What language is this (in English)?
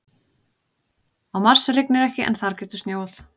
Icelandic